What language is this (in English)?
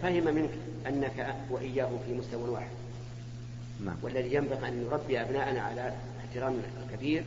Arabic